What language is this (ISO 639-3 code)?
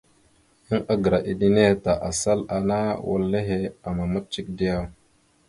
mxu